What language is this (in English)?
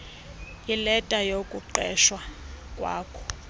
Xhosa